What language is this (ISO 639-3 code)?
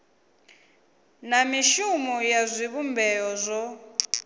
ven